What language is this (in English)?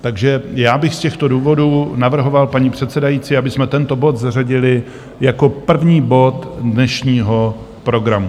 Czech